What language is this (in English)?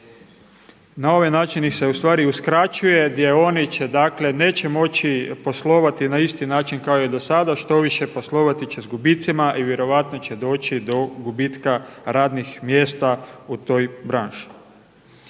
Croatian